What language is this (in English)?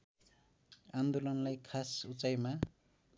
Nepali